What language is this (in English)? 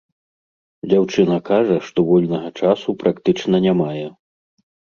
Belarusian